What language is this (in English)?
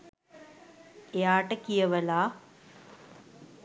Sinhala